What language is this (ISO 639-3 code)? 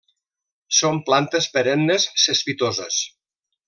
cat